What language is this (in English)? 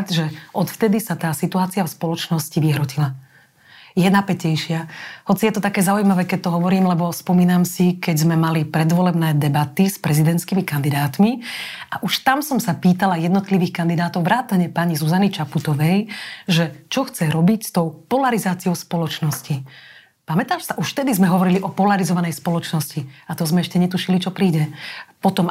Slovak